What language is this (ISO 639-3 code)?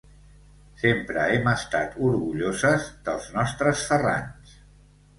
cat